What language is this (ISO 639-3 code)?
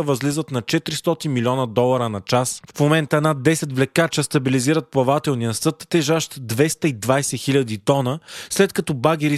bul